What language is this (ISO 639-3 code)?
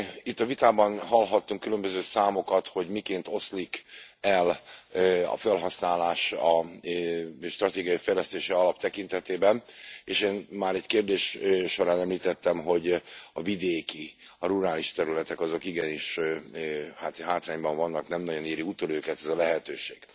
hun